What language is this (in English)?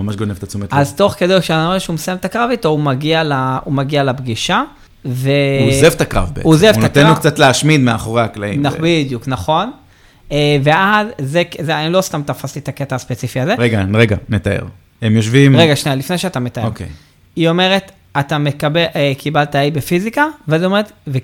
Hebrew